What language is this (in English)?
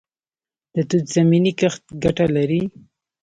Pashto